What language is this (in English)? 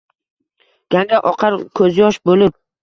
Uzbek